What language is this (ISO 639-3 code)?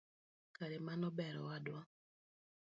luo